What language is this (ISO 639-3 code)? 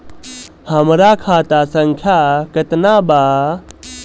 bho